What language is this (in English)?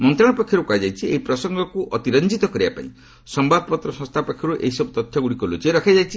Odia